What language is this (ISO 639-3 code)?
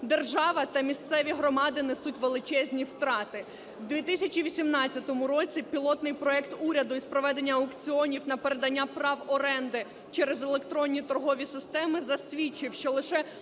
ukr